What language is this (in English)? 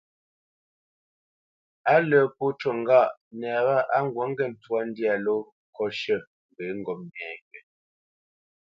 Bamenyam